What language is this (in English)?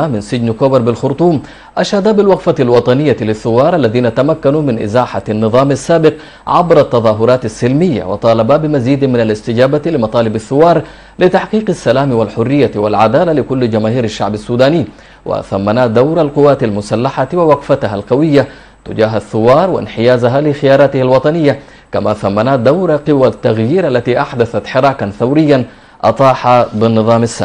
Arabic